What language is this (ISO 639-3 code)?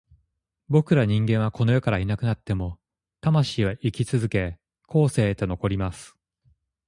jpn